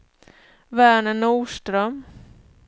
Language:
Swedish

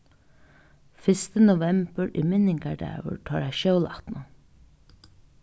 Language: Faroese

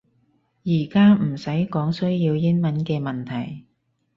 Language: Cantonese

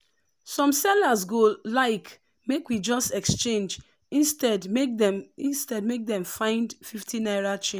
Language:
Nigerian Pidgin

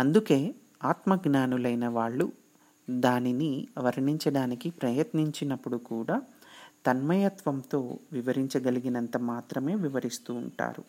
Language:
Telugu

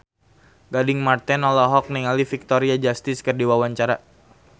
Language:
Sundanese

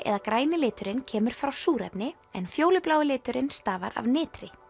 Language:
Icelandic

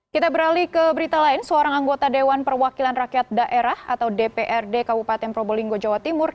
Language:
Indonesian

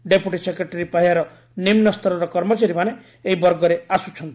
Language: Odia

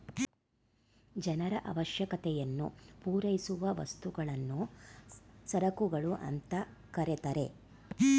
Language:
Kannada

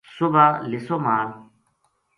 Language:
Gujari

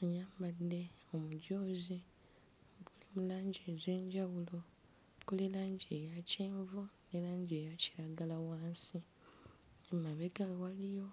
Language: Ganda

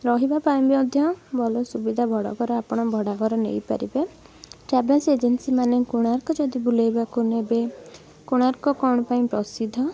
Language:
Odia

